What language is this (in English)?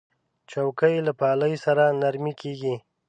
Pashto